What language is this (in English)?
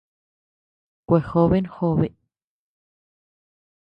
Tepeuxila Cuicatec